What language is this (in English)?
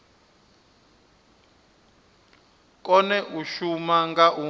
Venda